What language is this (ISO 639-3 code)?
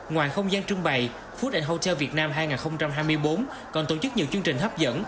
vie